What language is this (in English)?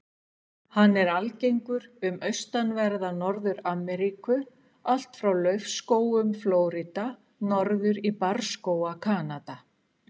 Icelandic